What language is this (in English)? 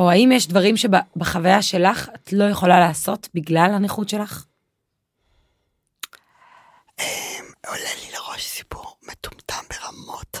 Hebrew